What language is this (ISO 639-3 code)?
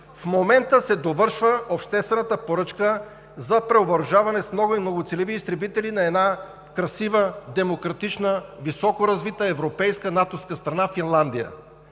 bul